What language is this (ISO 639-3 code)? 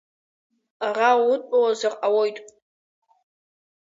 abk